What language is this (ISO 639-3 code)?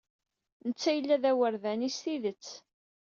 kab